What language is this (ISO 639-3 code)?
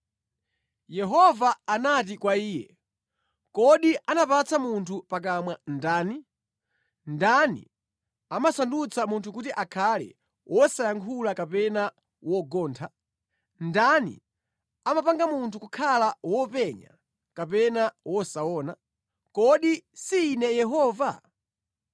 nya